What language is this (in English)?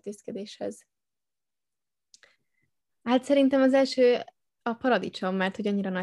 Hungarian